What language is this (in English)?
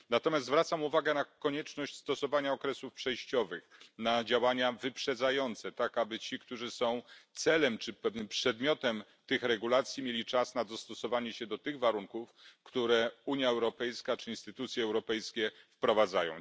Polish